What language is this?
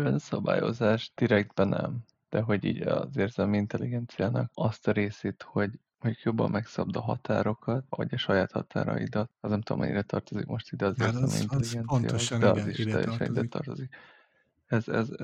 Hungarian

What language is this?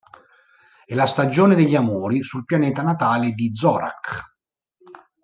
Italian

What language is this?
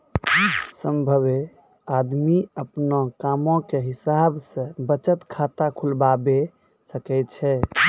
Maithili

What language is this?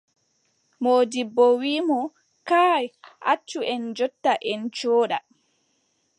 Adamawa Fulfulde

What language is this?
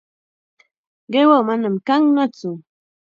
Chiquián Ancash Quechua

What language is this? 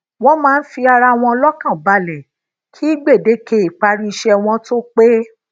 Yoruba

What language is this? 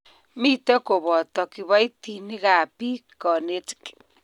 Kalenjin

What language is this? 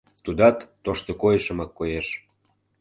Mari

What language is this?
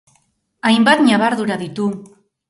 Basque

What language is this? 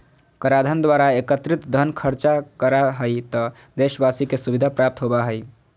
Magahi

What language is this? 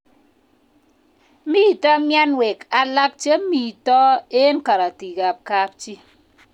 Kalenjin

